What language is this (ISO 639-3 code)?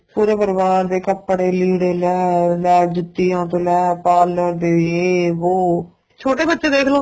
pan